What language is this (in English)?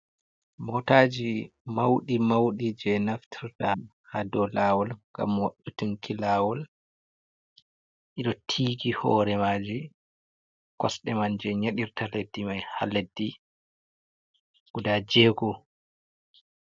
Fula